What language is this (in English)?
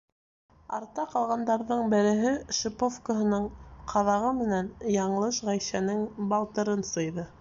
Bashkir